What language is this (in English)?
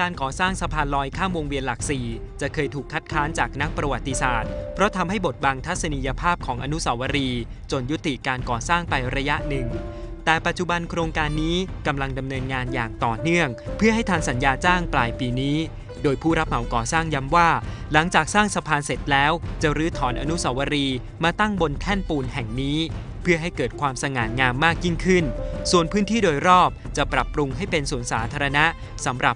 Thai